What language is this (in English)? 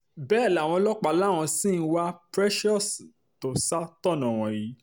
Yoruba